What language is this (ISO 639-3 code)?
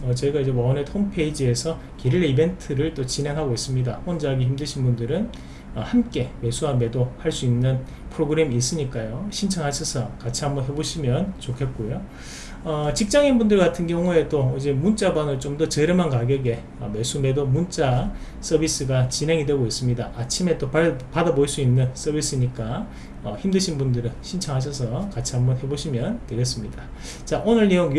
kor